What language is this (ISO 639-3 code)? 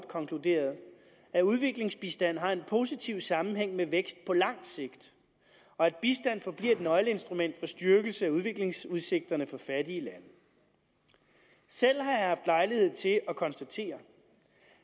dan